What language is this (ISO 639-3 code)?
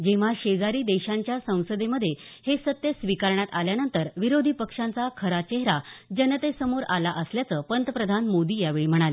mar